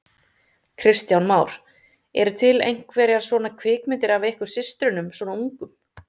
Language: Icelandic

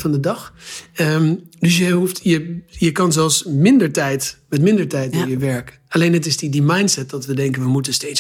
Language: Dutch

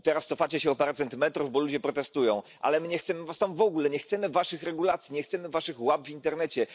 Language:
Polish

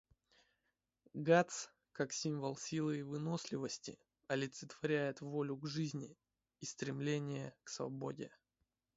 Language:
Russian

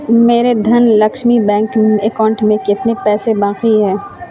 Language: Urdu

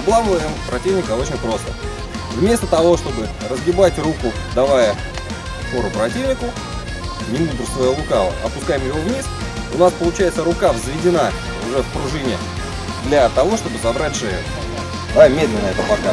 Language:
Russian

